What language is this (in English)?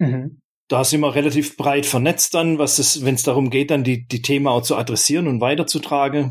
German